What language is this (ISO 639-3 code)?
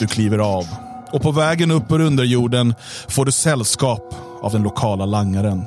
swe